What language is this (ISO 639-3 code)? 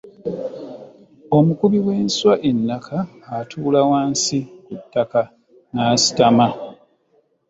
lug